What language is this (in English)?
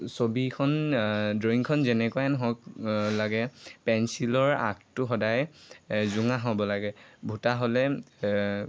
Assamese